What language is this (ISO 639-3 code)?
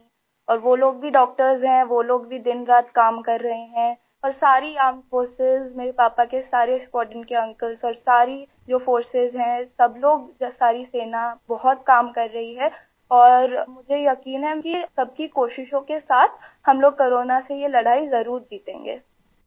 urd